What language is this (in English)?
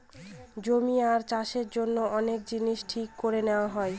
Bangla